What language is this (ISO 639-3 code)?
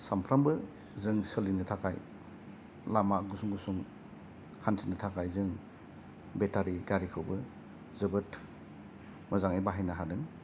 brx